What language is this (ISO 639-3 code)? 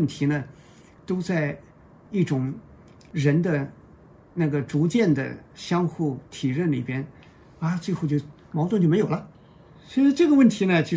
zho